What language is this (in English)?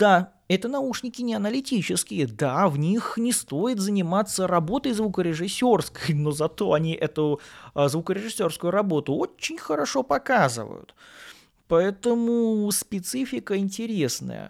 Russian